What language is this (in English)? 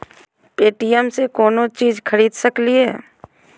Magahi